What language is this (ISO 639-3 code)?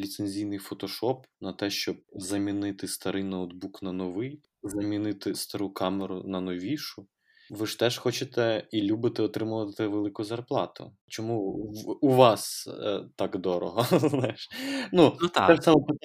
ukr